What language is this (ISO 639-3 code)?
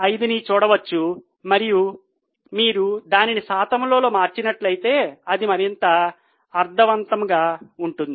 tel